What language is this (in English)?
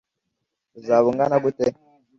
Kinyarwanda